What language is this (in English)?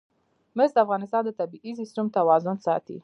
Pashto